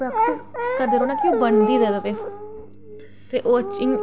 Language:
Dogri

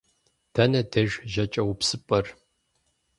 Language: Kabardian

